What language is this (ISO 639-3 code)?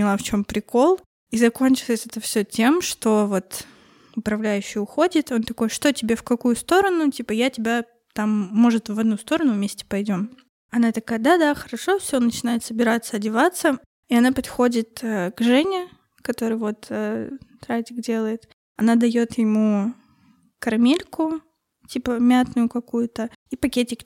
rus